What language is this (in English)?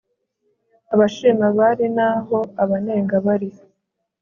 Kinyarwanda